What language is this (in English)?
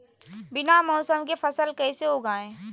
Magahi